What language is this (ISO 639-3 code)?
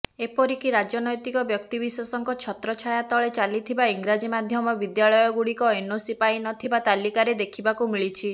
ori